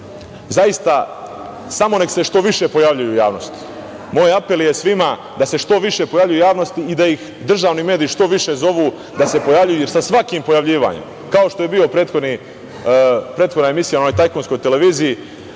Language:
Serbian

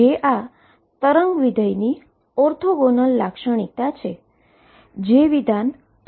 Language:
Gujarati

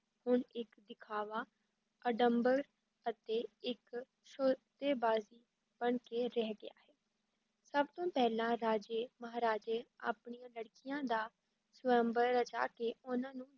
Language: Punjabi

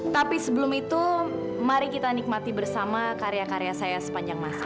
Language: Indonesian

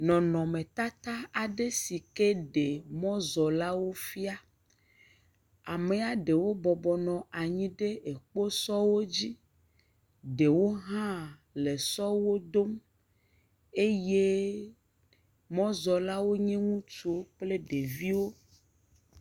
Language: Ewe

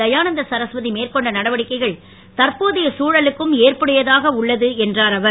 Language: Tamil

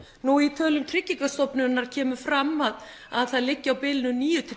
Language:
Icelandic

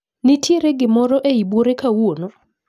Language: Luo (Kenya and Tanzania)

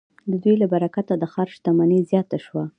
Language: Pashto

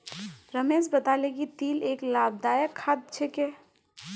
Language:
Magahi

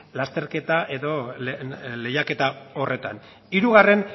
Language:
Basque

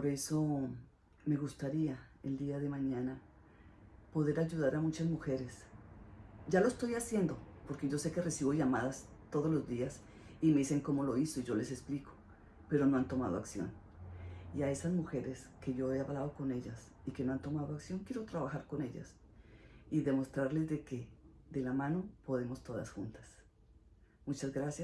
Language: Spanish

